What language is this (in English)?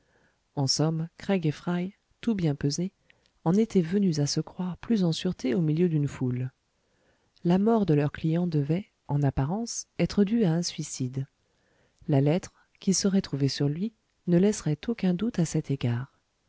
French